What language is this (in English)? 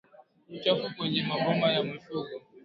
Swahili